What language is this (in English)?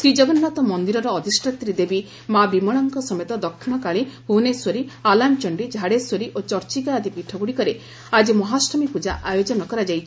Odia